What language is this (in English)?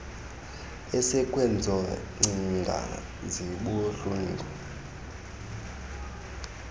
Xhosa